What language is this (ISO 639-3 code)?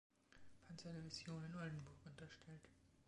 deu